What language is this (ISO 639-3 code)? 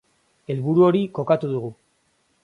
eus